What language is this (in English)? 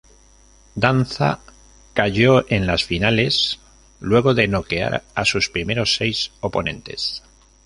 Spanish